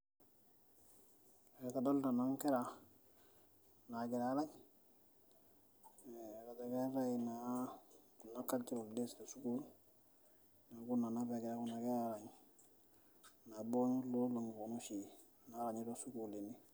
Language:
Masai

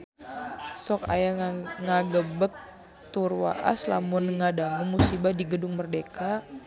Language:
Sundanese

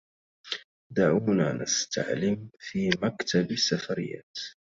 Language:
Arabic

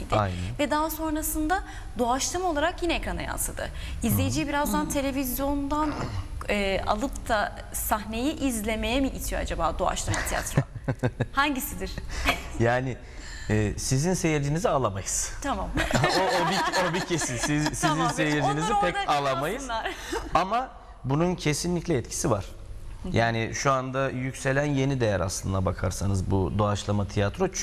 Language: Turkish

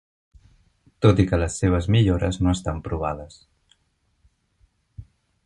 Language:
Catalan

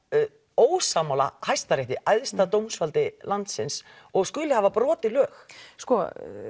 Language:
Icelandic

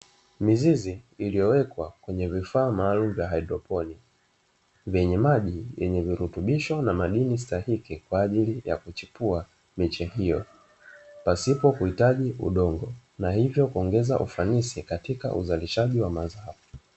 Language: Swahili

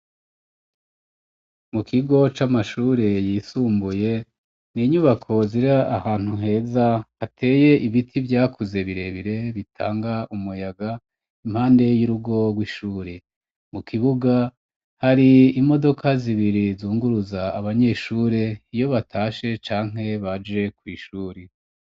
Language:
Rundi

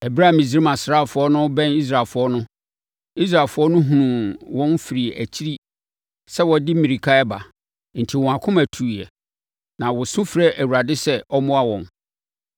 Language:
Akan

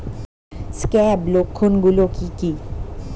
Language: Bangla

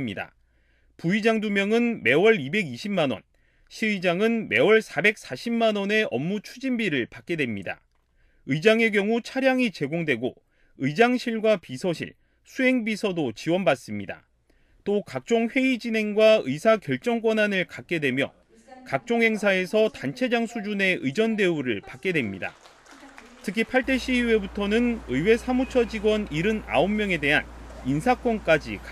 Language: Korean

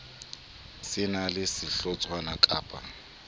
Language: Southern Sotho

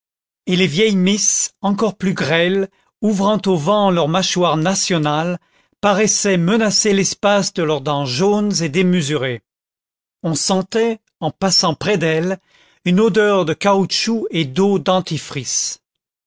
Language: French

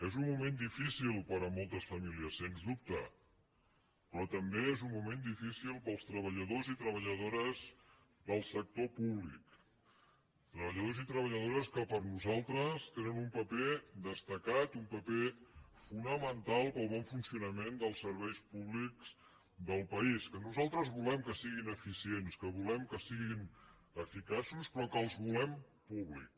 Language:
Catalan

